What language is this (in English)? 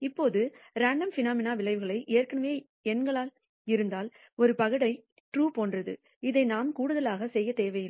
Tamil